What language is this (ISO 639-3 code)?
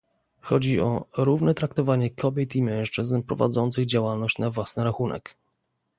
pol